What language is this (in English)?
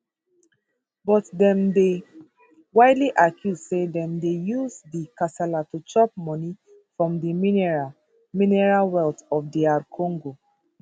Nigerian Pidgin